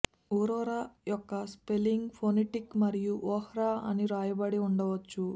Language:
Telugu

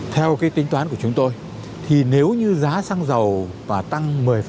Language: Vietnamese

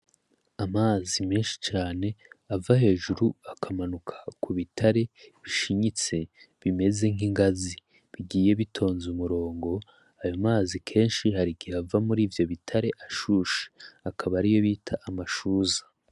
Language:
Rundi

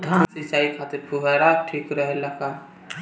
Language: Bhojpuri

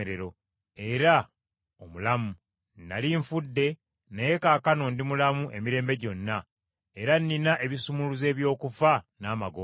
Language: Ganda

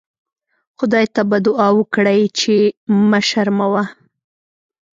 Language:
Pashto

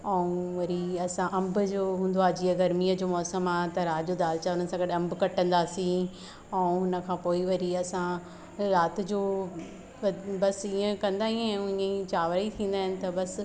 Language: Sindhi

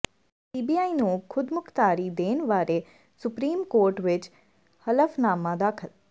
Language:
Punjabi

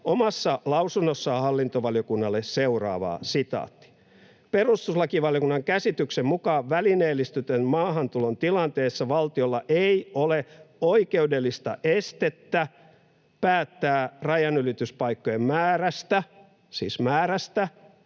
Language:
Finnish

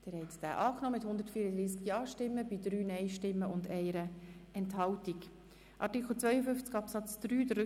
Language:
Swiss German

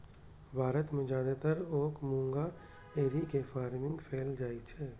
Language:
Maithili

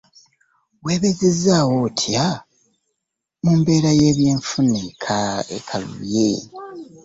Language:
Ganda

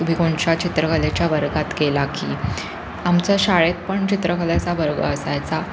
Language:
Marathi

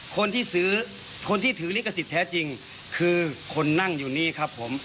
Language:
Thai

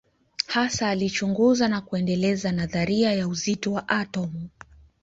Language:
Swahili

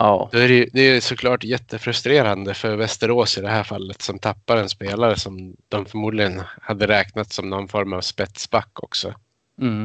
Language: Swedish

